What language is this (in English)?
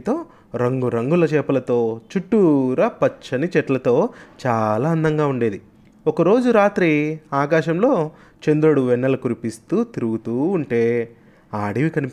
Telugu